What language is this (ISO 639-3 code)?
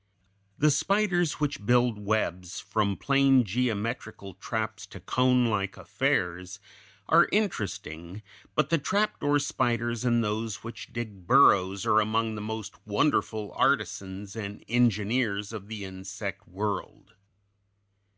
eng